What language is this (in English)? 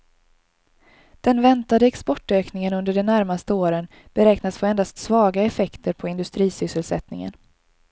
Swedish